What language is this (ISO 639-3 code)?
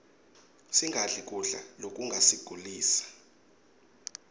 ssw